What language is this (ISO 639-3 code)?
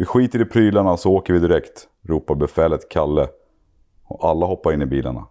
swe